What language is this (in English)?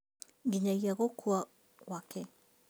Kikuyu